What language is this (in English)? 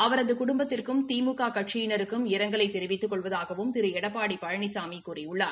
Tamil